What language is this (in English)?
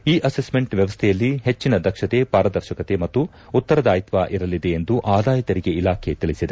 Kannada